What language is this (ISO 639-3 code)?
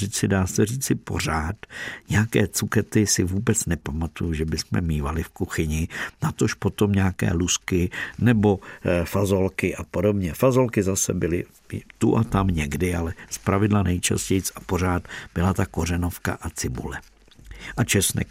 ces